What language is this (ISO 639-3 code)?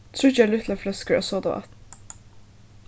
fao